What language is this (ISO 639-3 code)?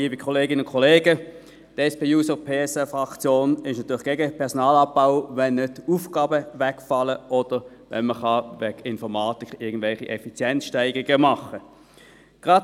gsw